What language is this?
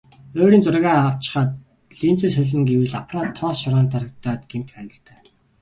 Mongolian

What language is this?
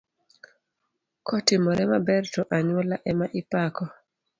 Luo (Kenya and Tanzania)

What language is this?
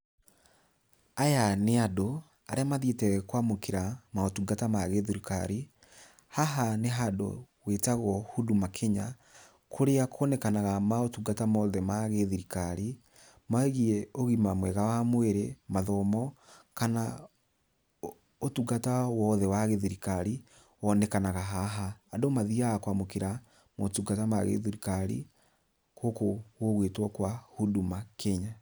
Kikuyu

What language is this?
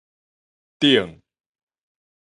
Min Nan Chinese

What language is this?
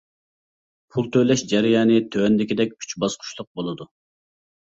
Uyghur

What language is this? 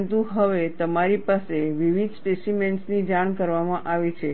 Gujarati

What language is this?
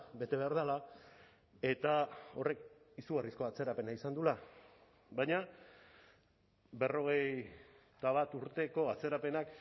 Basque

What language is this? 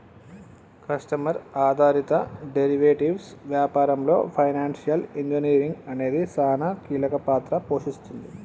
Telugu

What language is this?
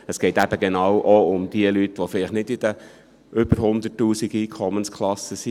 Swiss German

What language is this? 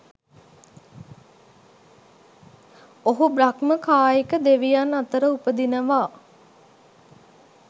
Sinhala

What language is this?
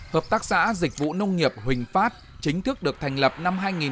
Vietnamese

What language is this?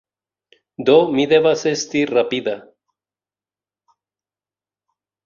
Esperanto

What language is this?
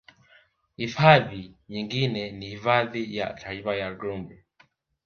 Swahili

